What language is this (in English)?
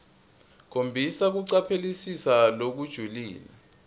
Swati